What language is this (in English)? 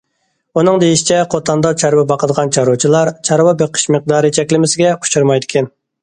Uyghur